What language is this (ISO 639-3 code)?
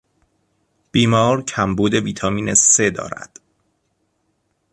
fas